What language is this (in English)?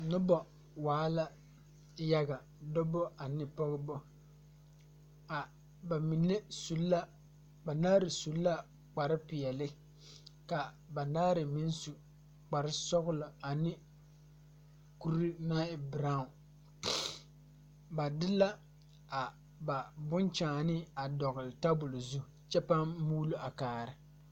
Southern Dagaare